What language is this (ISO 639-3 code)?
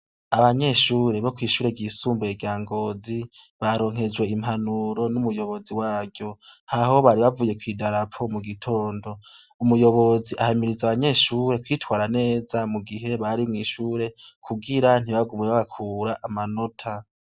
run